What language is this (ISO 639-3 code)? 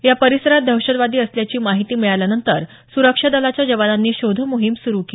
mar